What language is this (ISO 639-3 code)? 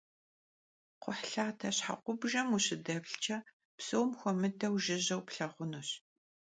kbd